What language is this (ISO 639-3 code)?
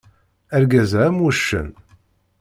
kab